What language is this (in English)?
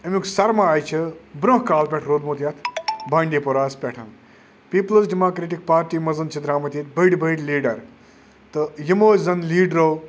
Kashmiri